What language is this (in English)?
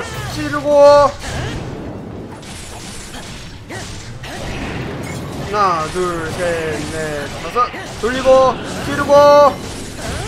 Korean